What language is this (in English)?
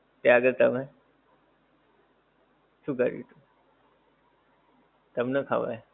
Gujarati